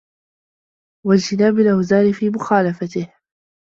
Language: Arabic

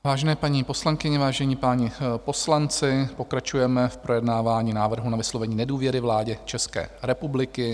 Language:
Czech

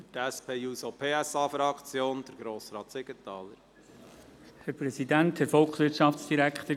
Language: Swiss German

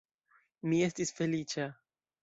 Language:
Esperanto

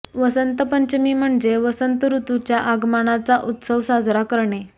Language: Marathi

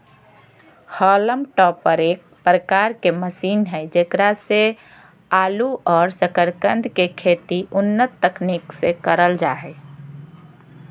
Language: Magahi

